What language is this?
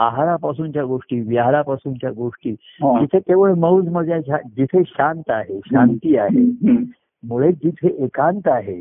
Marathi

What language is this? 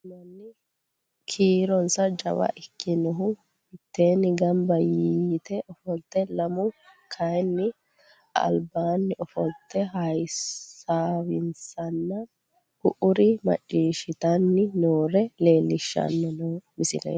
Sidamo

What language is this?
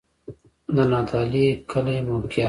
Pashto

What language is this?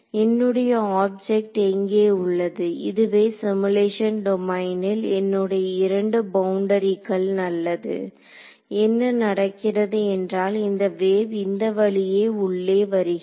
Tamil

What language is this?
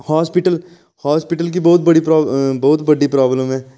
Dogri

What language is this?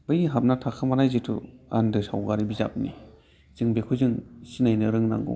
Bodo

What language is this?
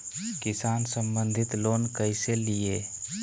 Magahi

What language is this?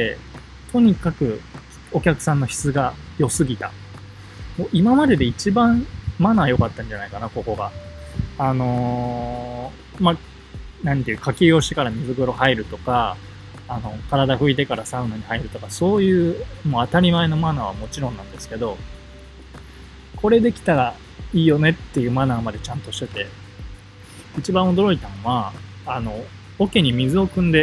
Japanese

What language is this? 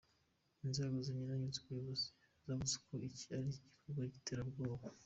Kinyarwanda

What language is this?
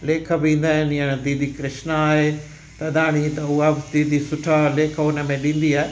Sindhi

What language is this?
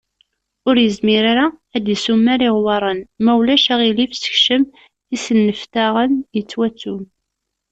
Kabyle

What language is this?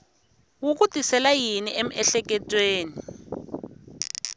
Tsonga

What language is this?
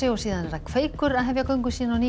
Icelandic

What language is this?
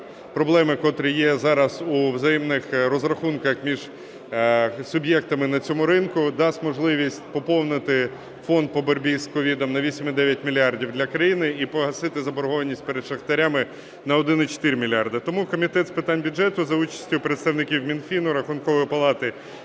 Ukrainian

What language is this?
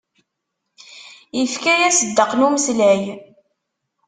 Kabyle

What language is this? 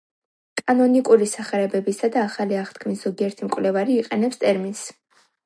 Georgian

